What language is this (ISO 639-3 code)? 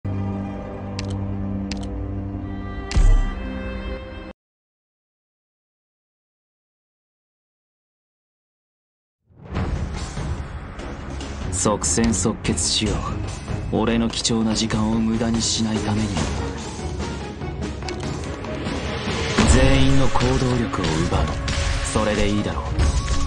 jpn